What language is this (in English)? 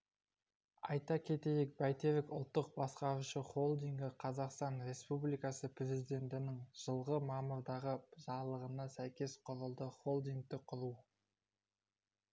Kazakh